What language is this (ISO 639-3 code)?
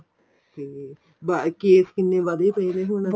pan